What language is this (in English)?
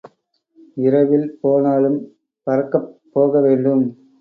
Tamil